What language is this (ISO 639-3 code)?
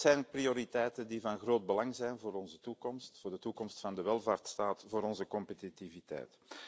nld